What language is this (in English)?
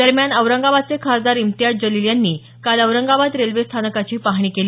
Marathi